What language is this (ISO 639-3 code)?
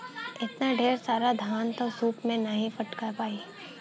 bho